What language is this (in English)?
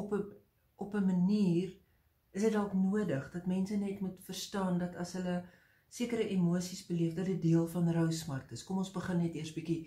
Dutch